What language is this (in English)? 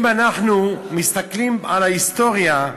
Hebrew